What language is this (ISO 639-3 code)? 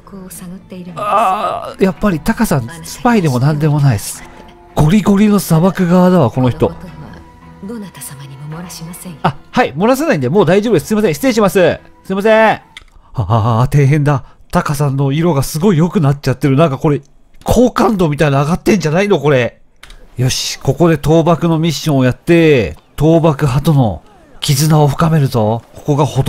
jpn